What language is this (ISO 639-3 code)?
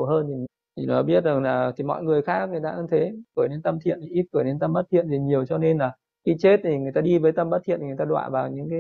vie